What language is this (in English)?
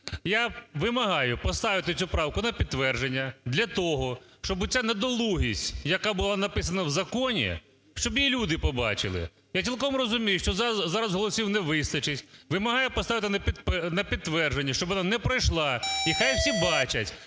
Ukrainian